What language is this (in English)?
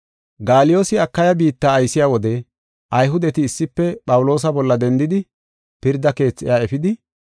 Gofa